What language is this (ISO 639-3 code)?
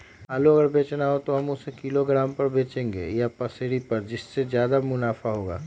mag